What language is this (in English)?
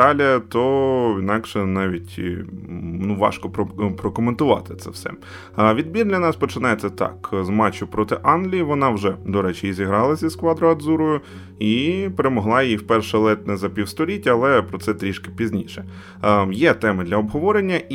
Ukrainian